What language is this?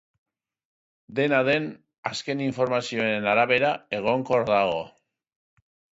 Basque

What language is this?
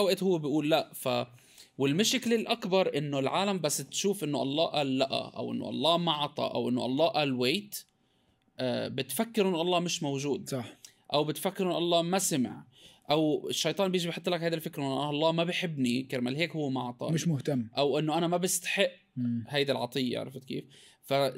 Arabic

